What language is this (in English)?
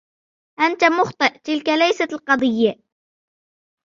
Arabic